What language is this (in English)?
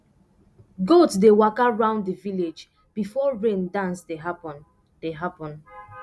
Nigerian Pidgin